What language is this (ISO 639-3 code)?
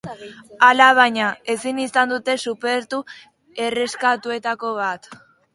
eus